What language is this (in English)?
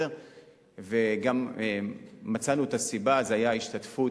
Hebrew